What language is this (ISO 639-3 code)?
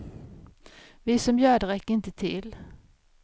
swe